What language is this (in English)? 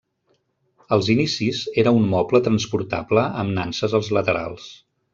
Catalan